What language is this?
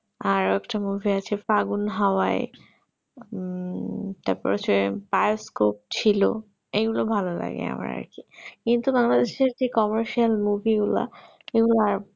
Bangla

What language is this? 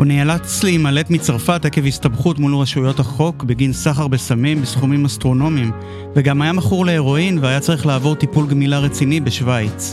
Hebrew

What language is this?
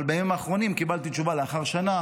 Hebrew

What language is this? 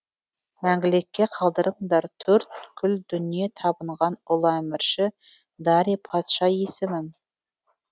Kazakh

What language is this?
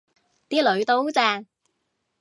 Cantonese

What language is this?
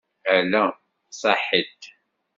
Kabyle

